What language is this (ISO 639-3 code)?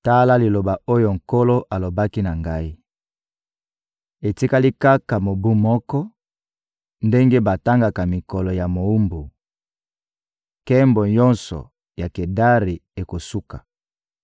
lin